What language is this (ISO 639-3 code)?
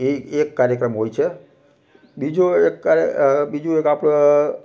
guj